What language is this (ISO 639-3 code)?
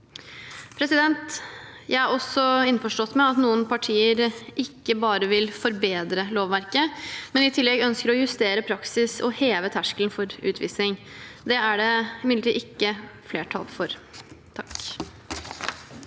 nor